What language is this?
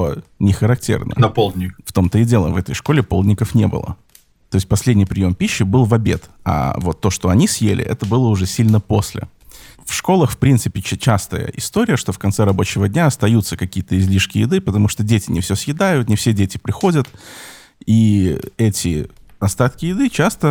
Russian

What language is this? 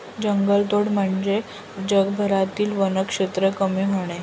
Marathi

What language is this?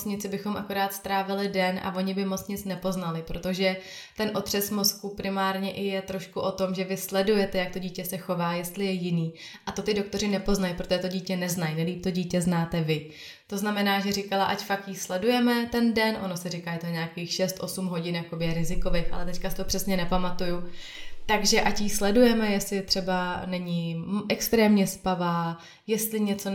Czech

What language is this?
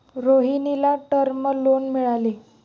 Marathi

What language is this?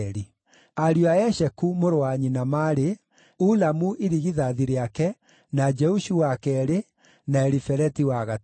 Kikuyu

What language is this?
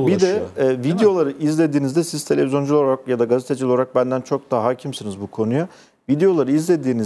Turkish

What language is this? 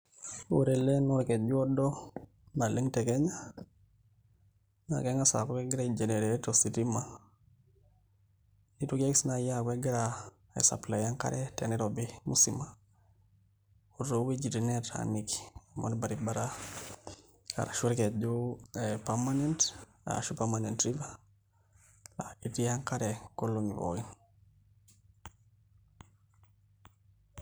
Masai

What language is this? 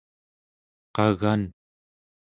Central Yupik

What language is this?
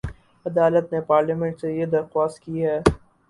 Urdu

